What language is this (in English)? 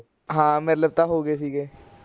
Punjabi